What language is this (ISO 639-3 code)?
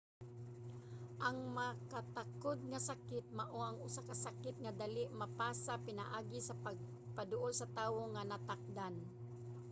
ceb